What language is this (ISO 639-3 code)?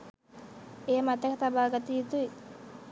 sin